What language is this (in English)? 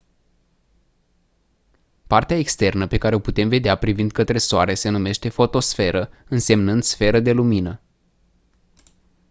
Romanian